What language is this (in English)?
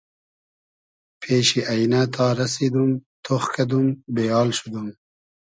Hazaragi